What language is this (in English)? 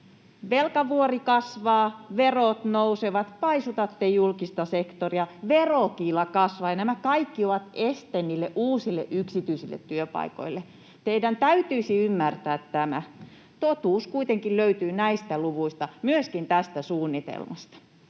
Finnish